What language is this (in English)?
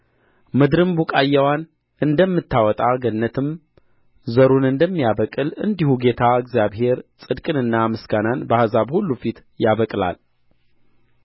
Amharic